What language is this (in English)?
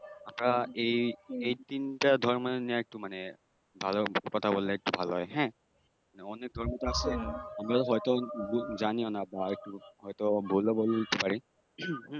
Bangla